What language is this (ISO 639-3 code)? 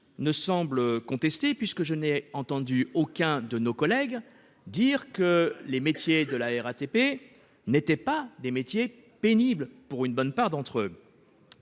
fra